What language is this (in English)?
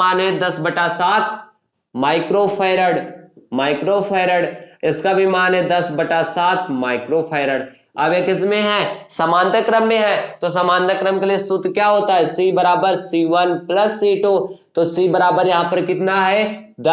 Hindi